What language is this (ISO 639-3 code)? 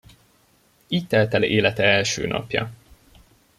hun